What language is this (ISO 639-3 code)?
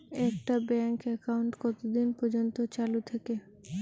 ben